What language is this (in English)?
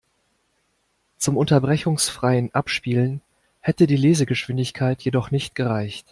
German